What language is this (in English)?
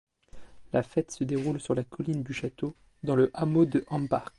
French